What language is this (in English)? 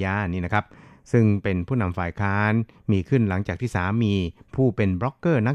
Thai